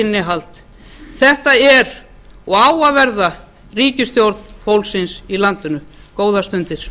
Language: Icelandic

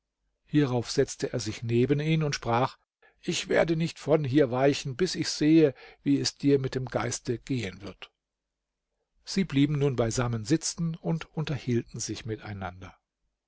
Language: German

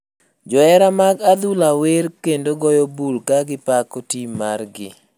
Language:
Luo (Kenya and Tanzania)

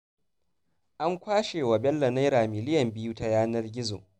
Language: Hausa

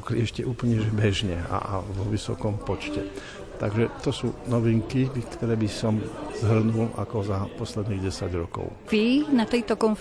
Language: Slovak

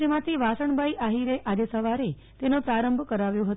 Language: Gujarati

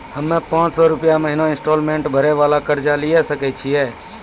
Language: Maithili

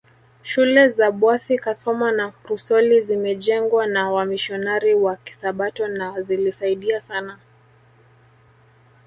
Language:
Swahili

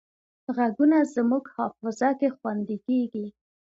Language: Pashto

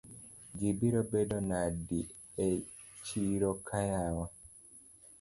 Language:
Luo (Kenya and Tanzania)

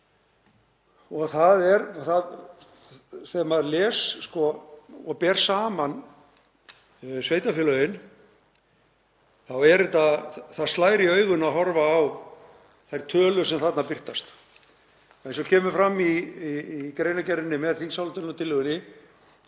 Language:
Icelandic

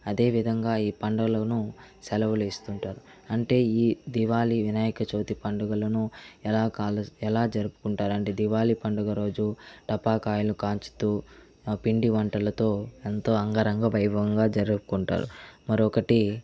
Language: Telugu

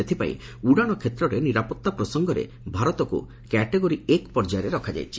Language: Odia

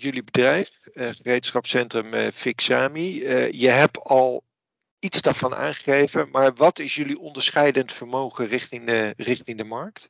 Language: Dutch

